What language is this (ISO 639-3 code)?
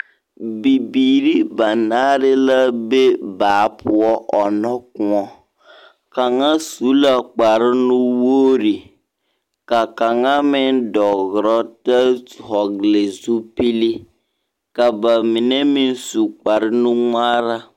dga